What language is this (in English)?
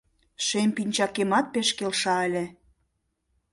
Mari